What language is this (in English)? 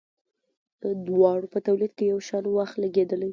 Pashto